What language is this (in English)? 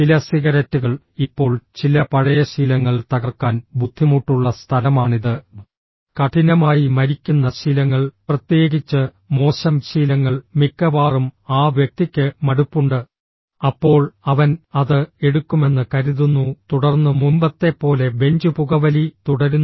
Malayalam